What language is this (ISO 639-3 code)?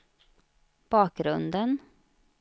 swe